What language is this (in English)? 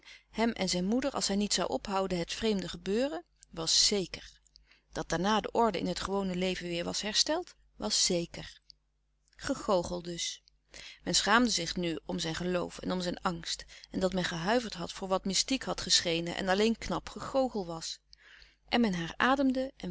Dutch